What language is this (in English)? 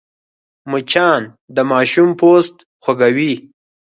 Pashto